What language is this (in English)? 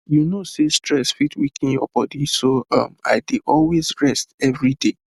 Nigerian Pidgin